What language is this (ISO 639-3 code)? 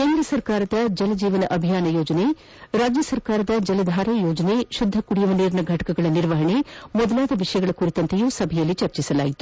kan